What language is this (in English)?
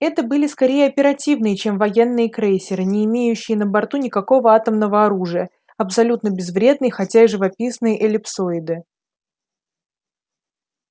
Russian